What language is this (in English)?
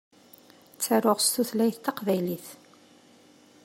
Kabyle